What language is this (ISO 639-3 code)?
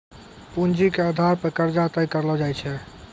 mai